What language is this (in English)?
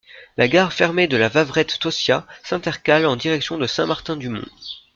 French